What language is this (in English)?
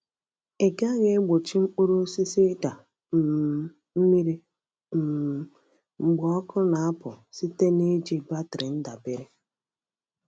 Igbo